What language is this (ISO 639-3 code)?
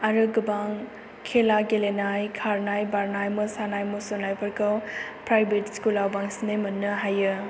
brx